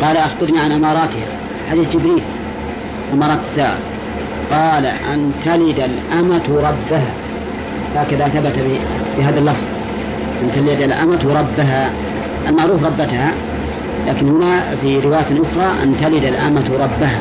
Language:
Arabic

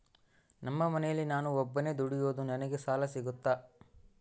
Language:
Kannada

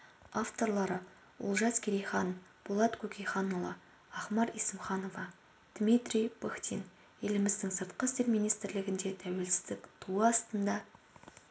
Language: Kazakh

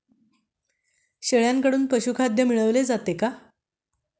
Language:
Marathi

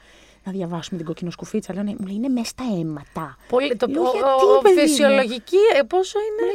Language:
Greek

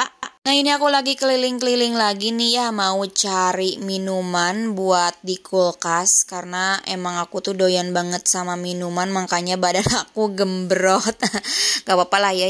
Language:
Indonesian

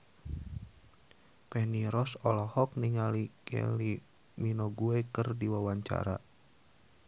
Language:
Sundanese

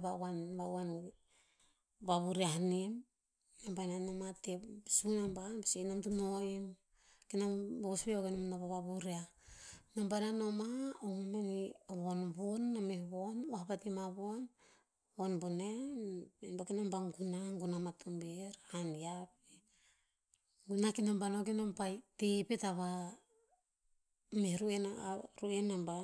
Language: Tinputz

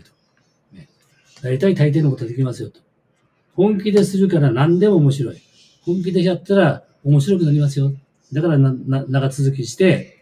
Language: Japanese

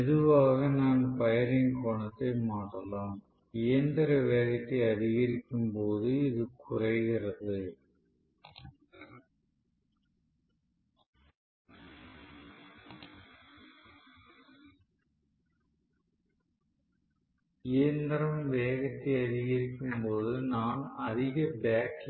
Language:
Tamil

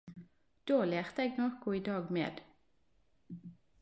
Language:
Norwegian Nynorsk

